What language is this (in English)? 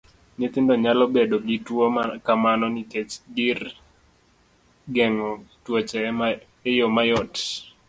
Luo (Kenya and Tanzania)